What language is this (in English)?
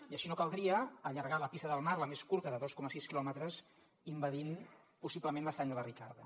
Catalan